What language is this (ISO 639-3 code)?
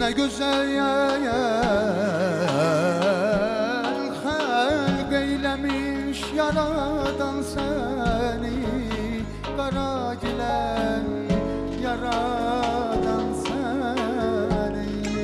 tur